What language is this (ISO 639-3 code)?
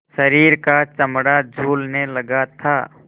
hin